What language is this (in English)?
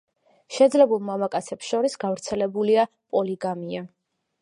Georgian